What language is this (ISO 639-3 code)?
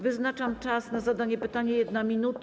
pol